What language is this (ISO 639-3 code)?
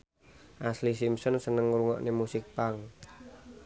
jav